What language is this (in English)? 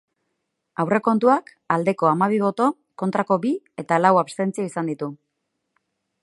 Basque